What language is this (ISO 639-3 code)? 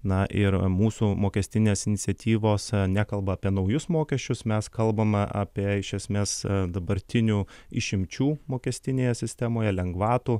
lit